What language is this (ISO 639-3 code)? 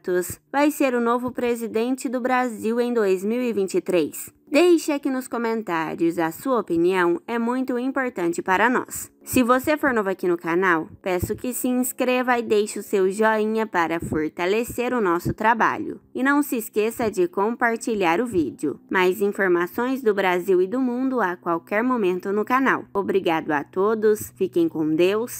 por